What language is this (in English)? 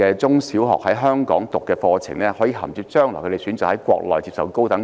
Cantonese